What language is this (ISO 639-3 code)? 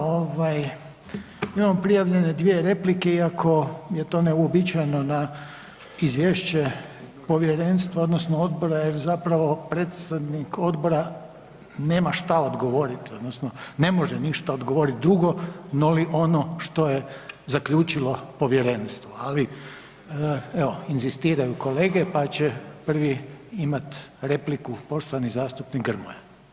hrv